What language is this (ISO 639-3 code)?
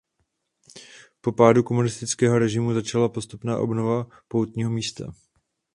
ces